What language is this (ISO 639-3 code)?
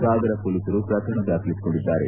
kan